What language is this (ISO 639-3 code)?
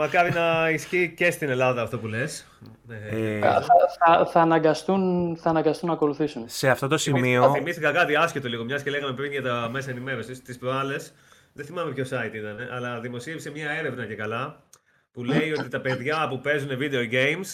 ell